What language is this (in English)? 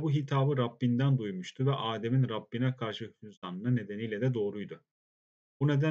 Turkish